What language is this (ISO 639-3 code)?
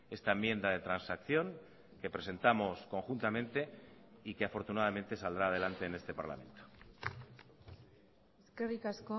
spa